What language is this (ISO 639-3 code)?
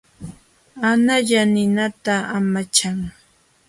qxw